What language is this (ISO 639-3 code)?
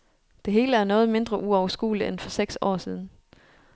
dan